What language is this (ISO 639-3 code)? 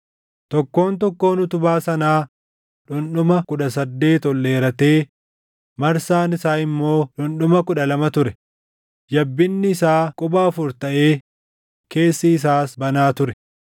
orm